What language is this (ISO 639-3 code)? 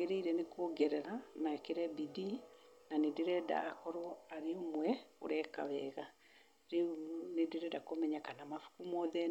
kik